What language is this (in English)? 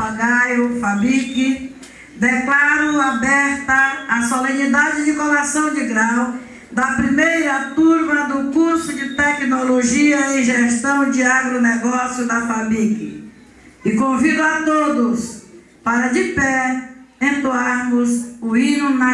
Portuguese